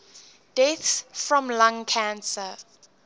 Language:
English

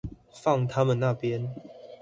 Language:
Chinese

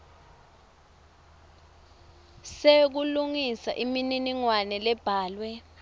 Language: Swati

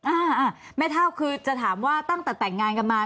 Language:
Thai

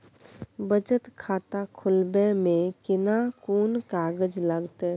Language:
Maithili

